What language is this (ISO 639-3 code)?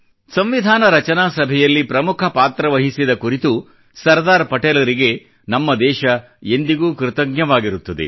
kan